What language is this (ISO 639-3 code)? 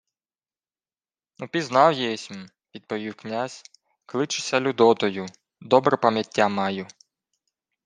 ukr